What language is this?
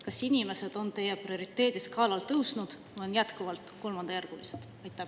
Estonian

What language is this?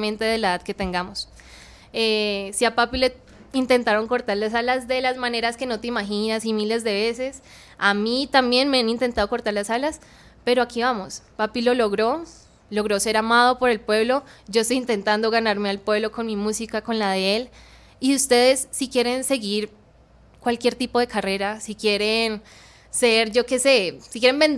Spanish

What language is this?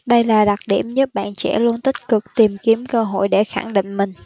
Vietnamese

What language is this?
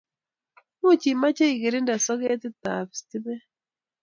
Kalenjin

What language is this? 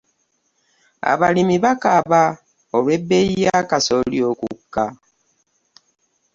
Ganda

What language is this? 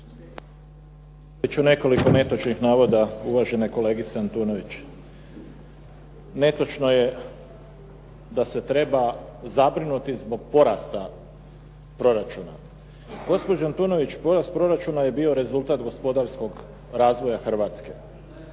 Croatian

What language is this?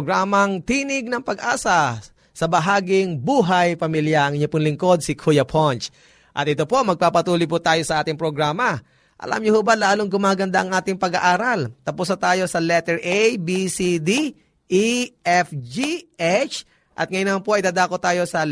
Filipino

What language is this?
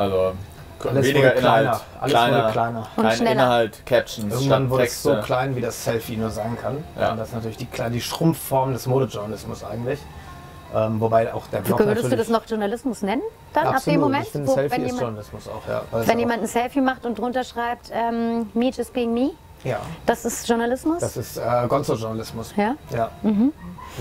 German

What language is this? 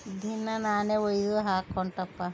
Kannada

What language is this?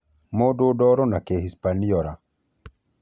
Kikuyu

